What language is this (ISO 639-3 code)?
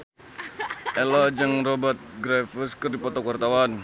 sun